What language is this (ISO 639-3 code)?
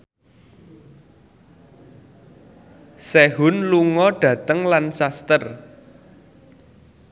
jav